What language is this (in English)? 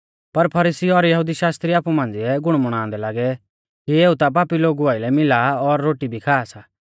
Mahasu Pahari